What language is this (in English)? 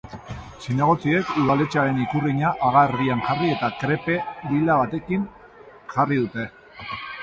Basque